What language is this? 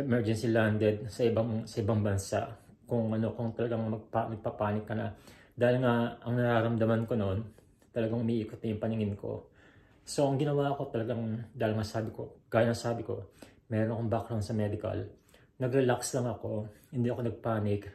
Filipino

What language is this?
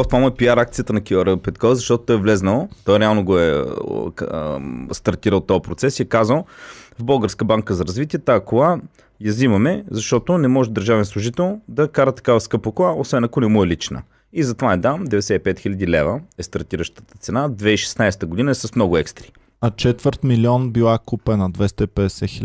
Bulgarian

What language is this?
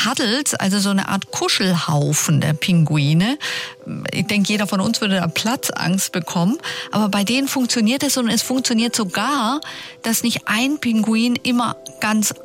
German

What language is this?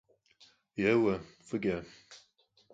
Kabardian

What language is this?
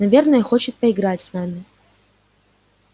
Russian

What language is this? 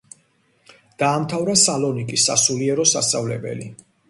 Georgian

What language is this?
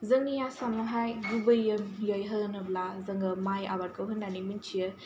Bodo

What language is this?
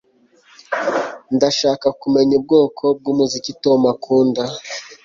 Kinyarwanda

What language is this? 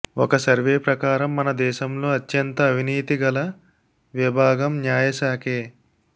Telugu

